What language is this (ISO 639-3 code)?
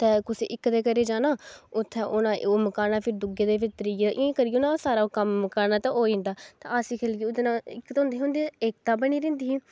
doi